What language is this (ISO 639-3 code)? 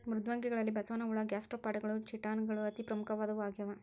kan